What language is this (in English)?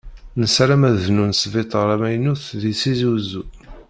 Kabyle